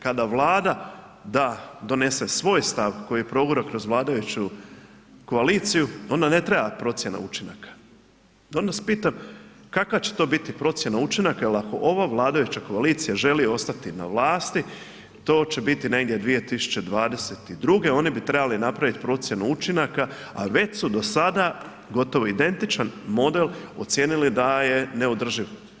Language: Croatian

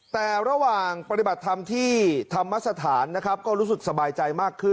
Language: Thai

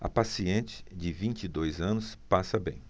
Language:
Portuguese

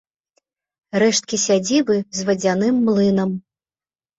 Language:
Belarusian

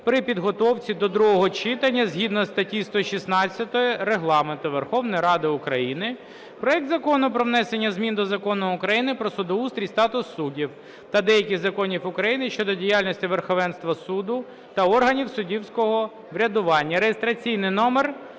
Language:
Ukrainian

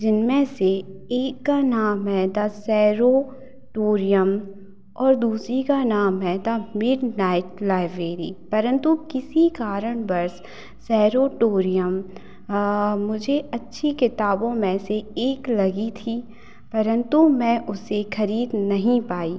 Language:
Hindi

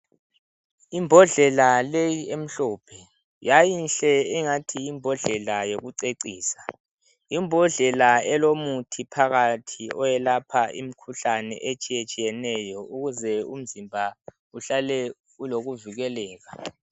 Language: North Ndebele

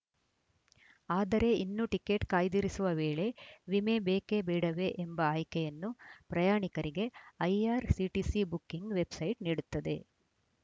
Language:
Kannada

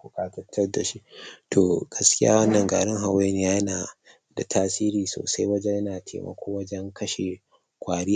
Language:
Hausa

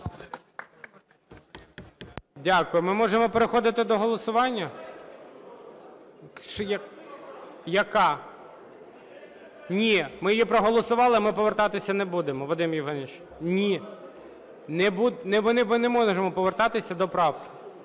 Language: Ukrainian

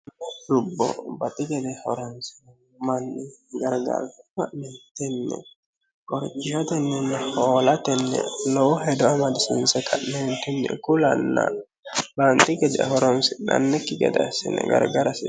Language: Sidamo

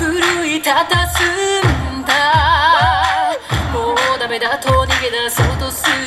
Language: Japanese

